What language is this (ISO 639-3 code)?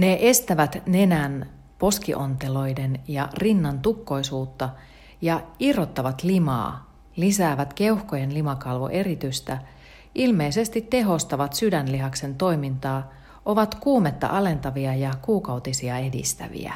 fin